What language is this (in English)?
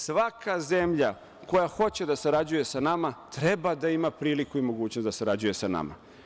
Serbian